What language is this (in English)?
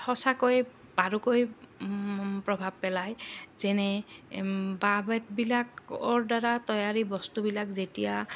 Assamese